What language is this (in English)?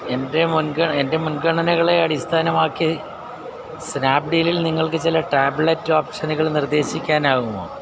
Malayalam